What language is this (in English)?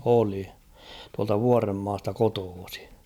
Finnish